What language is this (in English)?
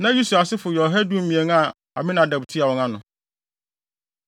Akan